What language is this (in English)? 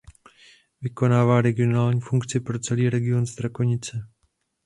Czech